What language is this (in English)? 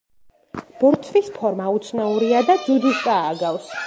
Georgian